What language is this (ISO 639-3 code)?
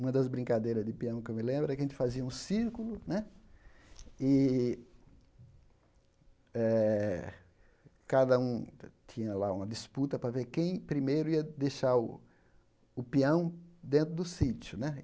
por